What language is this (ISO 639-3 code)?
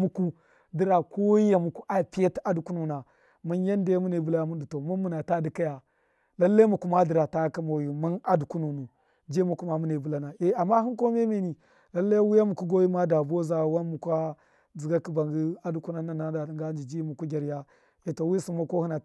mkf